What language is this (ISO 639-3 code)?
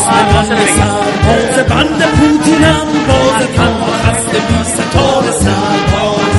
fas